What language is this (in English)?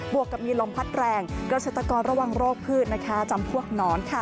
Thai